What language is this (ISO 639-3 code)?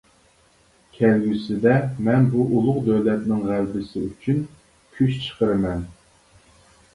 uig